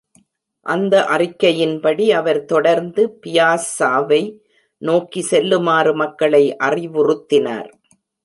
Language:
Tamil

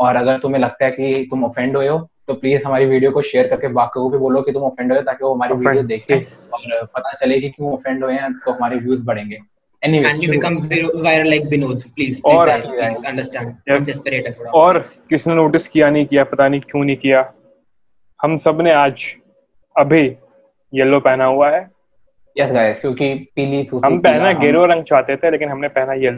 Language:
Hindi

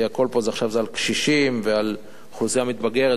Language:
Hebrew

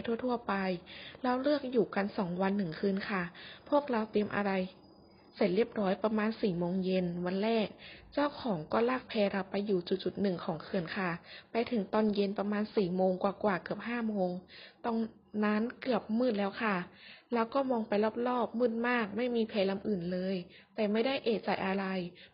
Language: Thai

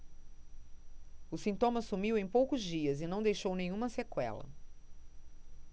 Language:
Portuguese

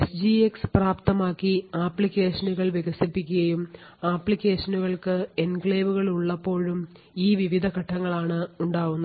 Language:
Malayalam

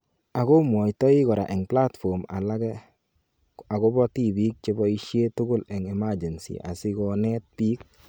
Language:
Kalenjin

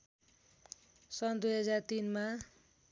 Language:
Nepali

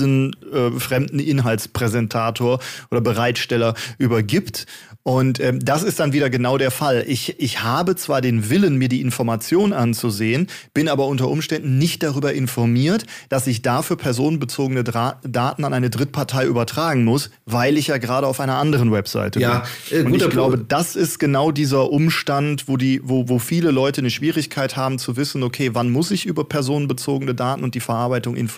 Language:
German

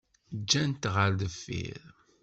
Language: Kabyle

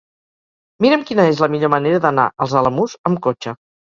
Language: Catalan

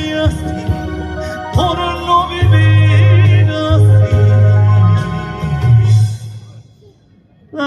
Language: Arabic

